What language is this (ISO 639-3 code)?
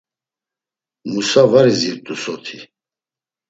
lzz